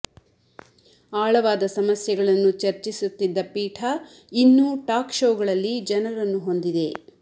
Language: Kannada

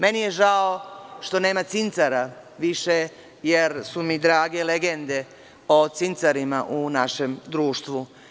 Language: Serbian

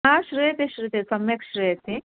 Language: Sanskrit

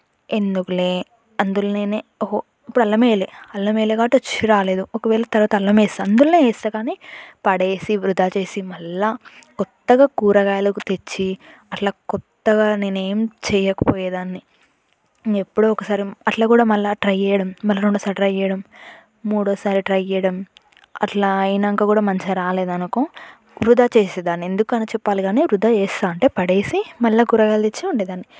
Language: Telugu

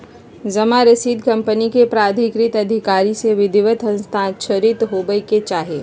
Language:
Magahi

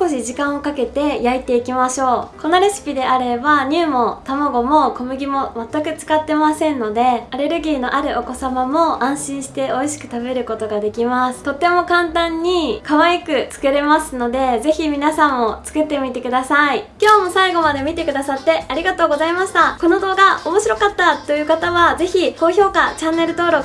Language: Japanese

